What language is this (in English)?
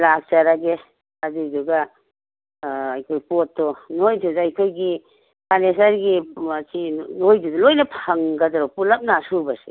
Manipuri